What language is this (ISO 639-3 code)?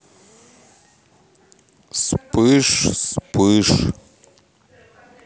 rus